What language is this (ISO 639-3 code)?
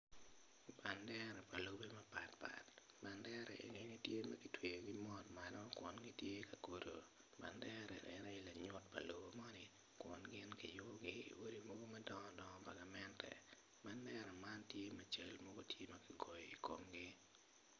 ach